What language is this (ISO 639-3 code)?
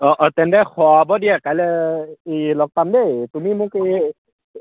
asm